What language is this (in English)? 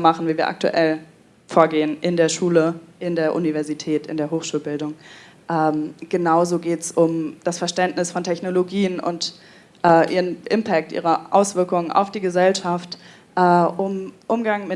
German